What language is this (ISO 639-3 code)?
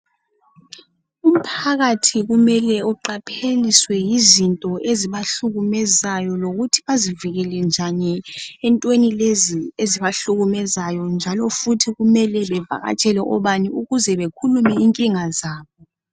nde